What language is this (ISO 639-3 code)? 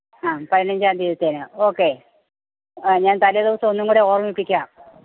mal